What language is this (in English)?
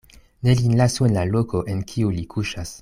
Esperanto